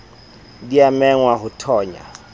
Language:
Southern Sotho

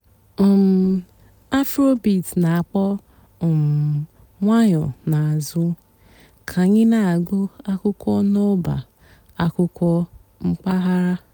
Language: Igbo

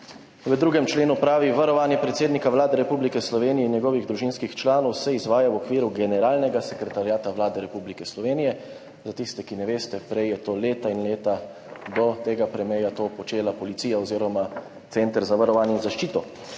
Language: Slovenian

